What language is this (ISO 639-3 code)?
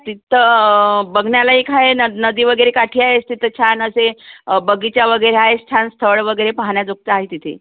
mar